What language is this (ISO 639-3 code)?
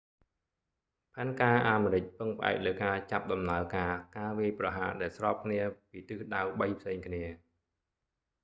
khm